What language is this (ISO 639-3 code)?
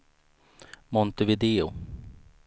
swe